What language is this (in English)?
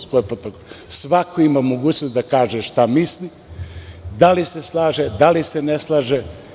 Serbian